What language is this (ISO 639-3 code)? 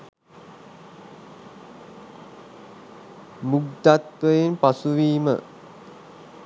sin